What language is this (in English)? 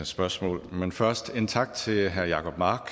Danish